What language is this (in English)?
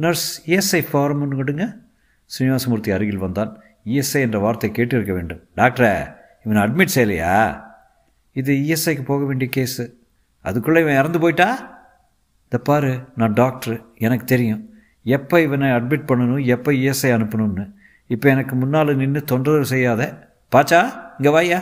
Tamil